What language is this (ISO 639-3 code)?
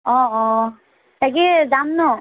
asm